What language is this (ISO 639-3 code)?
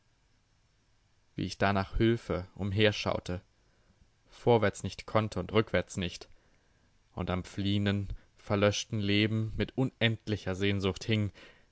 deu